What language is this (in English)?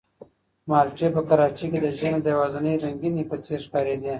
Pashto